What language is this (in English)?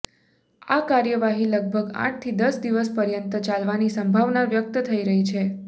Gujarati